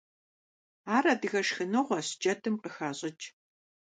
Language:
Kabardian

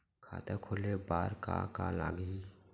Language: Chhattisgarhi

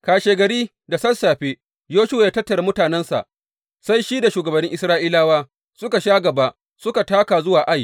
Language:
Hausa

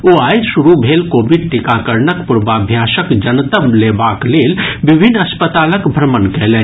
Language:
Maithili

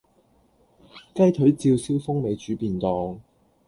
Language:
Cantonese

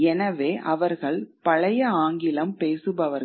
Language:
Tamil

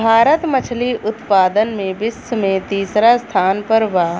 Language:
Bhojpuri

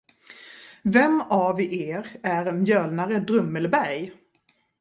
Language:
Swedish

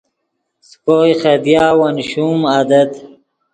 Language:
Yidgha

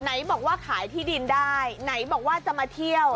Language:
Thai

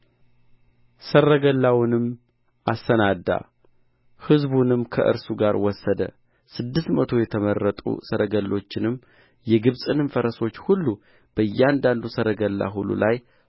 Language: Amharic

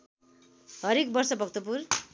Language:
Nepali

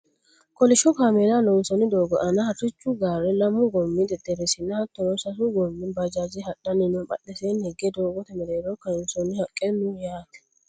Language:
Sidamo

